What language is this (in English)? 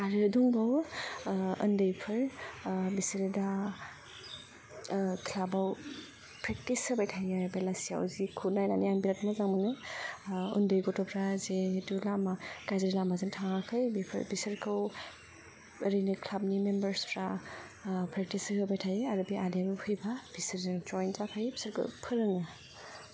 Bodo